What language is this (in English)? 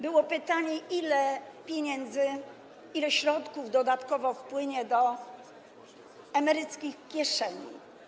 Polish